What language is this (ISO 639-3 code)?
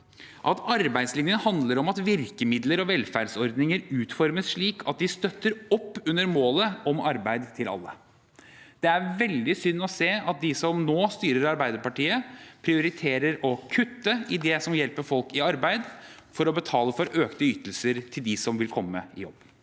nor